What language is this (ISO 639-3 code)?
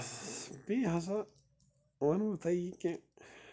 kas